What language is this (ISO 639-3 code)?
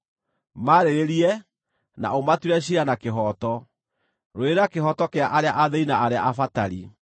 kik